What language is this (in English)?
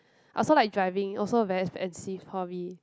English